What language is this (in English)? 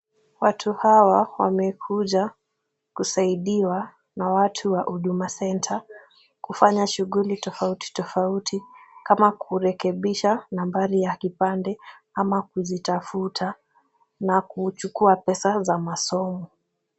Swahili